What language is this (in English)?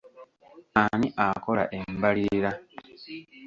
Ganda